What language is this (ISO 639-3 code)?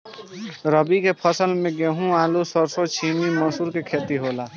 bho